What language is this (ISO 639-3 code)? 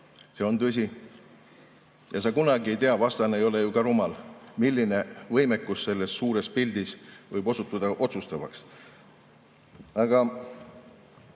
est